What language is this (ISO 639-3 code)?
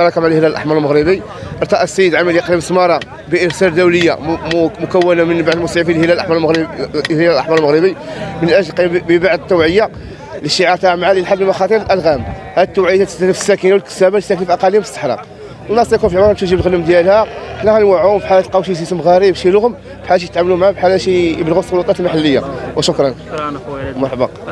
ara